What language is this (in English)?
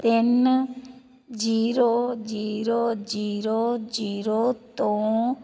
Punjabi